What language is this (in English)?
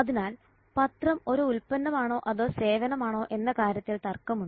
Malayalam